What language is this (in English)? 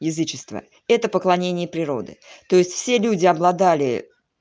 Russian